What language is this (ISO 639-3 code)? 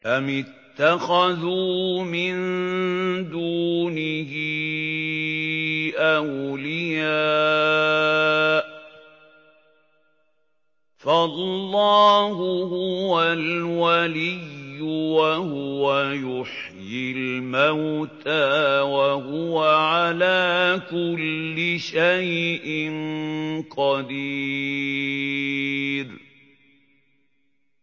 ara